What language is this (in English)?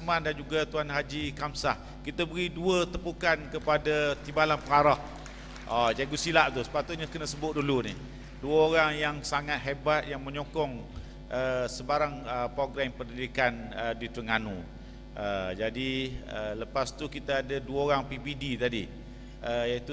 Malay